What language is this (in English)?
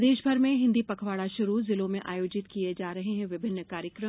Hindi